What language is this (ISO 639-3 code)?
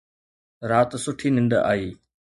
snd